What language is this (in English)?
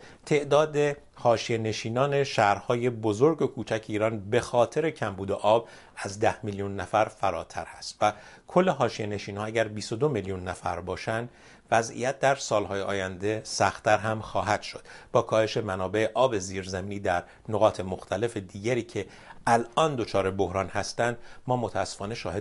Persian